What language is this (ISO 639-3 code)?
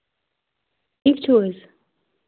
kas